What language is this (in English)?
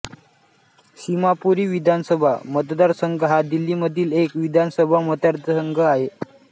Marathi